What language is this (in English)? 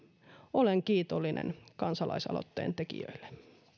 Finnish